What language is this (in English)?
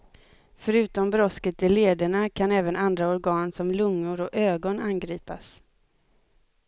Swedish